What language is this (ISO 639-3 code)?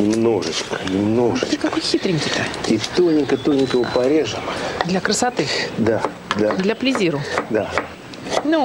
rus